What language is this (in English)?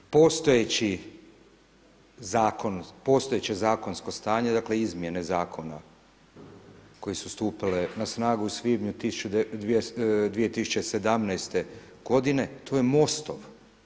Croatian